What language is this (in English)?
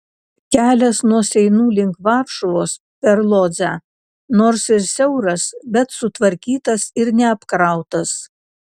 Lithuanian